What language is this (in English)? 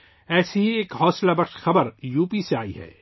Urdu